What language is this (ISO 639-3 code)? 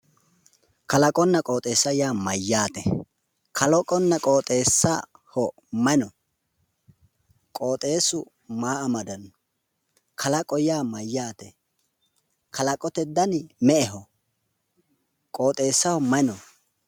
sid